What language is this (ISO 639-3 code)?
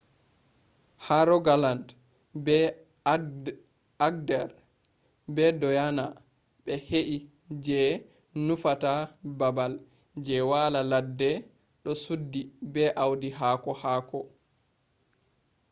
ful